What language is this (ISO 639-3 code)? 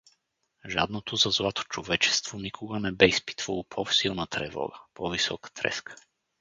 bul